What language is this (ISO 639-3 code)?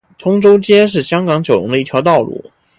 zho